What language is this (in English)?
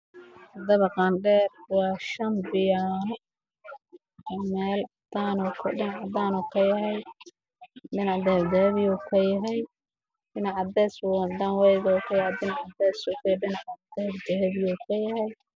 Somali